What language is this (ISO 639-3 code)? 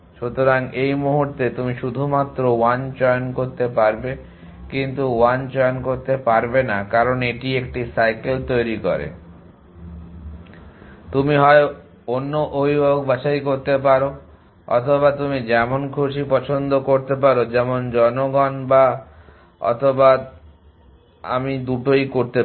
ben